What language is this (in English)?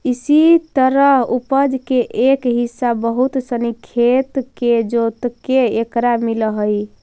Magahi